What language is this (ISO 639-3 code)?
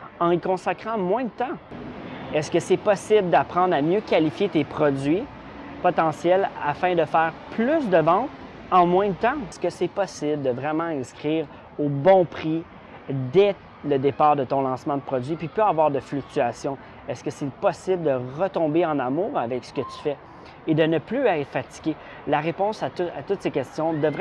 fra